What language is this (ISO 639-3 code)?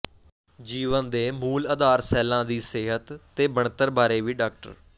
pan